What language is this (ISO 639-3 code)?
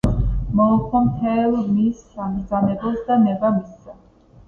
kat